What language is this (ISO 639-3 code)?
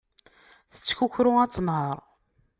kab